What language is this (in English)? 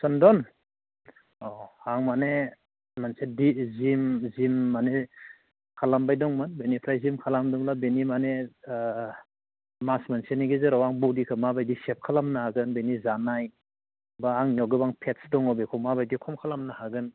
Bodo